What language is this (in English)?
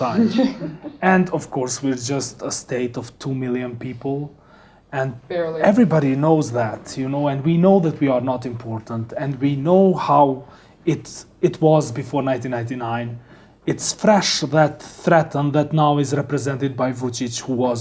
English